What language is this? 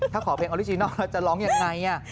Thai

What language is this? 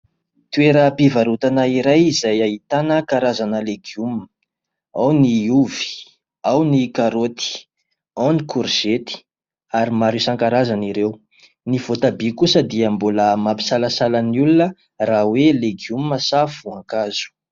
Malagasy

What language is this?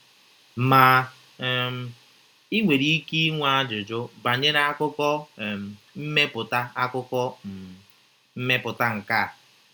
Igbo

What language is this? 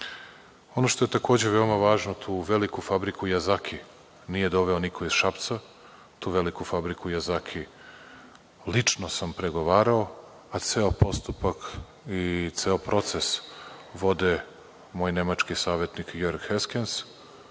Serbian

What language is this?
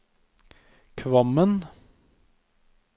Norwegian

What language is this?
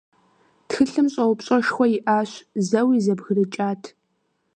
Kabardian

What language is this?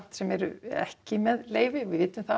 Icelandic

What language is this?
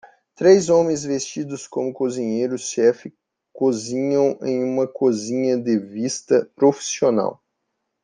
Portuguese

